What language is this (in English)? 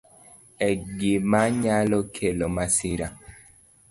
Luo (Kenya and Tanzania)